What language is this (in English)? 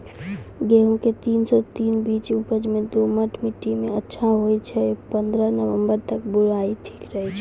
Maithili